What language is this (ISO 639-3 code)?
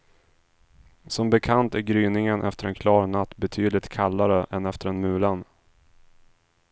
swe